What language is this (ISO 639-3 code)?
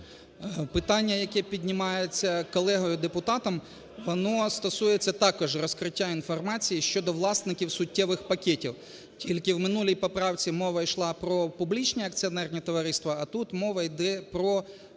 ukr